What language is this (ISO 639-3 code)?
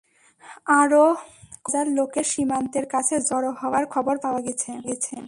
ben